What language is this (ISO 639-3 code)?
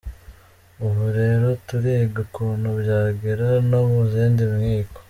kin